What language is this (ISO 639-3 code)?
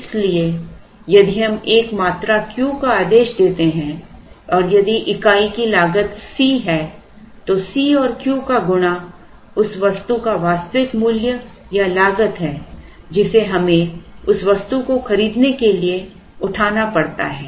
hin